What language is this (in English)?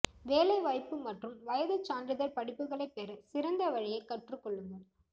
Tamil